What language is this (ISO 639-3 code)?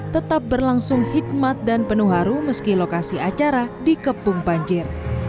ind